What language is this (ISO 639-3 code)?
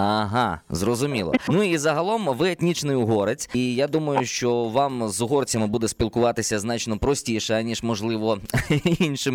ukr